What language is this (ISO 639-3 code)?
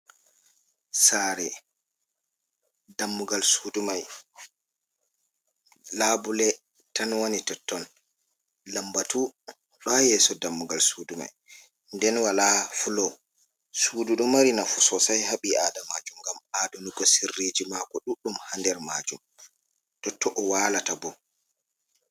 ful